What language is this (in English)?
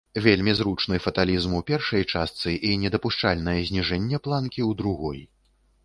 Belarusian